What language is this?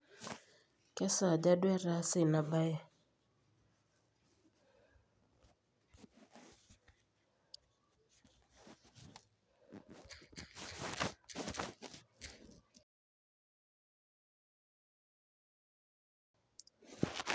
Masai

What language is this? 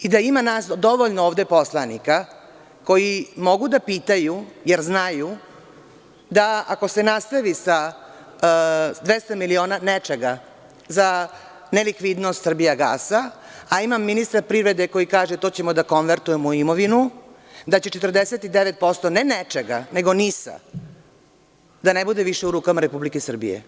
Serbian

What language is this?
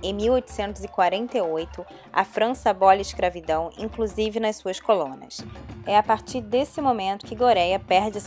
Portuguese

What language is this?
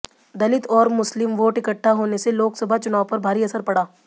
Hindi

